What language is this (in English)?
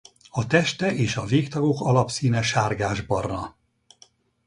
Hungarian